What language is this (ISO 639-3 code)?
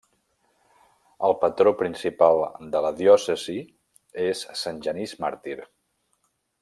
cat